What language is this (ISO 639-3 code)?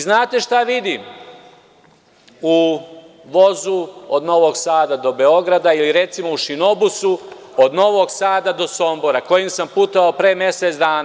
srp